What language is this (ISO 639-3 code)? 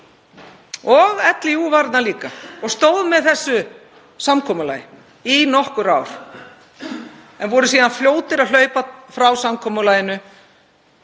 isl